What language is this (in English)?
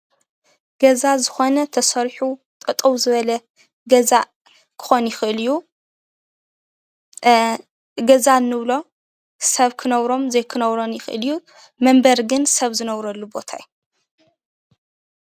Tigrinya